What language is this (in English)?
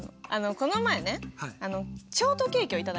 Japanese